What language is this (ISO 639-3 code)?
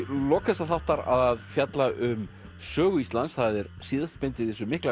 isl